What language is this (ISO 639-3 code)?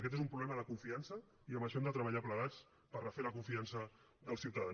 cat